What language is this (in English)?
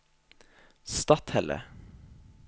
Norwegian